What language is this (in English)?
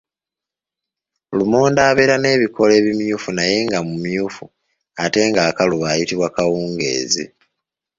Ganda